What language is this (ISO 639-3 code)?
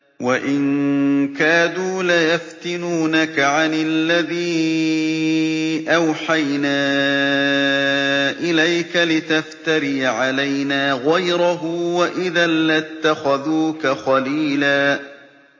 ara